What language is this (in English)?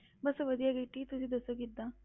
Punjabi